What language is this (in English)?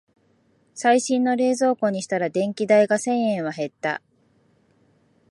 Japanese